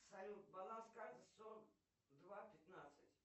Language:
Russian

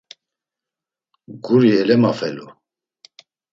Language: Laz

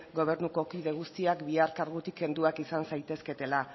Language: Basque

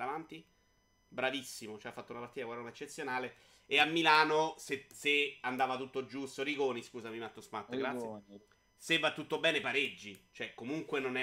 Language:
Italian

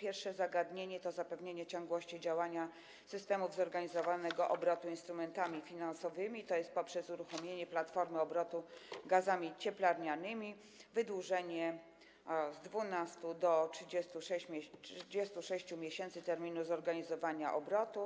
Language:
Polish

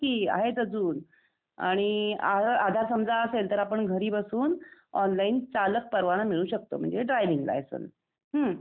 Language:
Marathi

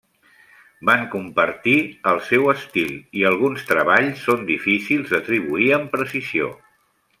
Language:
Catalan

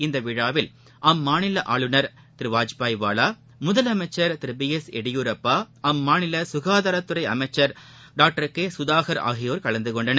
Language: Tamil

